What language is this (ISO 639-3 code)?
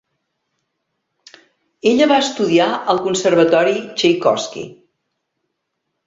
cat